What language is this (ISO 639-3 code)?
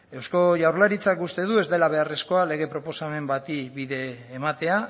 eus